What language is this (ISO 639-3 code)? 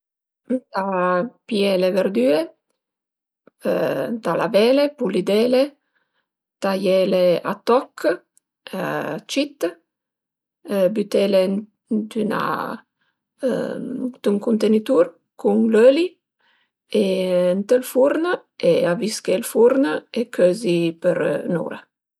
pms